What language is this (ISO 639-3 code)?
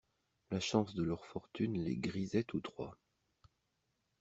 fra